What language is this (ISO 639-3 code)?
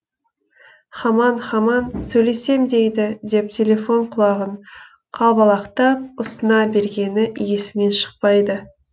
kaz